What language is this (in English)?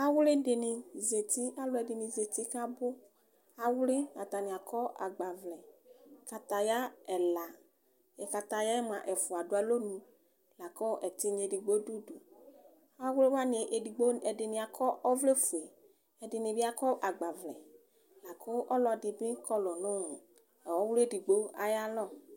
Ikposo